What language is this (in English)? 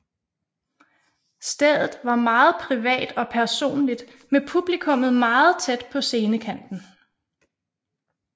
Danish